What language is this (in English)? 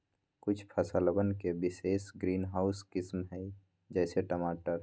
Magahi